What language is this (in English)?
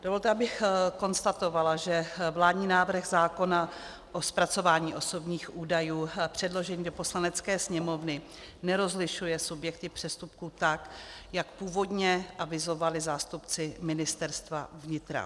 Czech